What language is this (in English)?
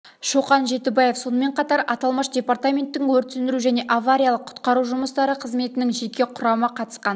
Kazakh